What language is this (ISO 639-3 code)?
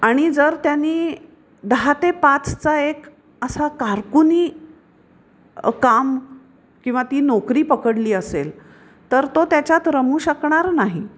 mar